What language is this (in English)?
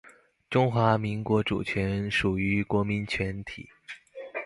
Chinese